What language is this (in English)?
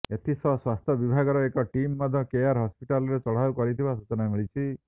Odia